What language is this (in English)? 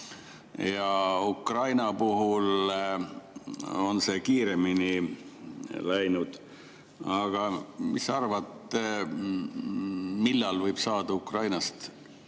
Estonian